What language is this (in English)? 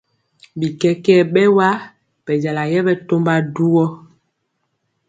Mpiemo